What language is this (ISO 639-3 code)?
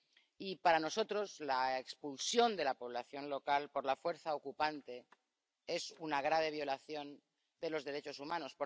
spa